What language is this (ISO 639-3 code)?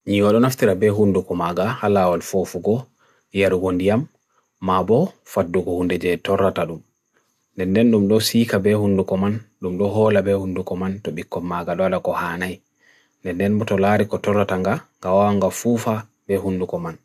fui